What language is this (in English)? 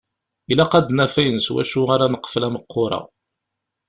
Kabyle